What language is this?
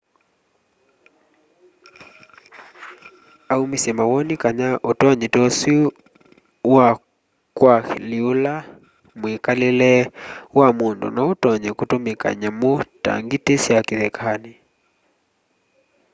Kamba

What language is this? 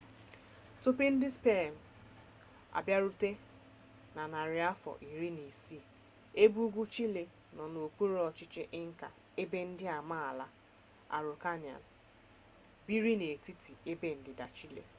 Igbo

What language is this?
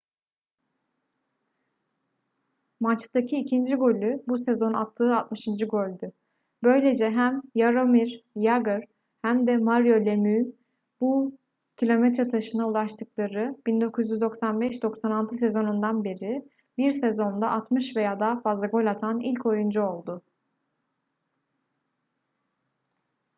Turkish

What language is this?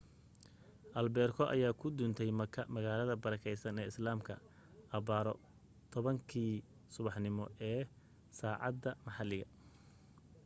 Somali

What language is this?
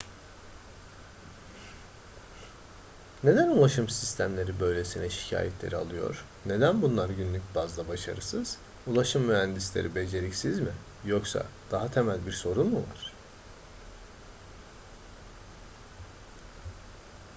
Turkish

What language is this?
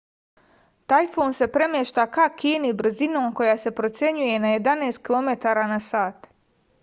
Serbian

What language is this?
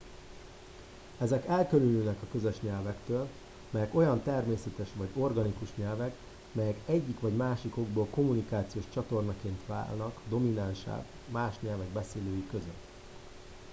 Hungarian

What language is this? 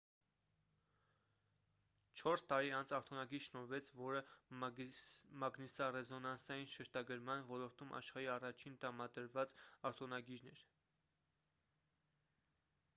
Armenian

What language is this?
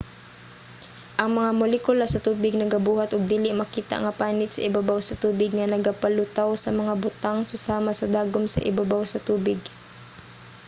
Cebuano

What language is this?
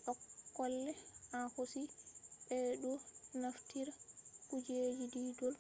Fula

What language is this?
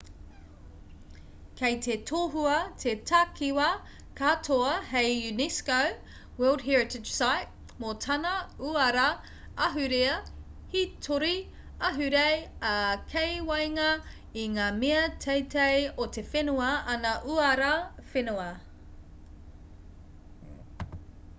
Māori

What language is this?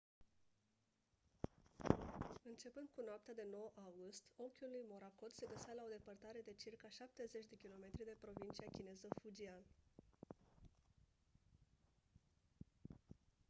Romanian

